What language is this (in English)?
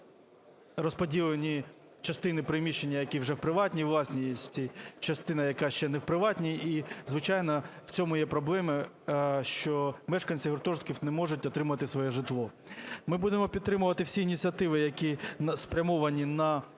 Ukrainian